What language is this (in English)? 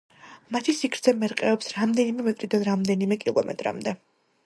Georgian